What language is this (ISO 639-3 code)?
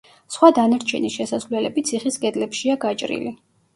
kat